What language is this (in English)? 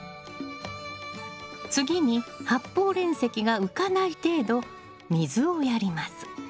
Japanese